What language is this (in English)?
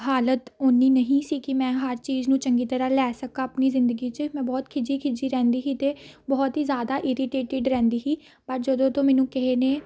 Punjabi